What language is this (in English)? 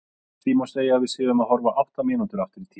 Icelandic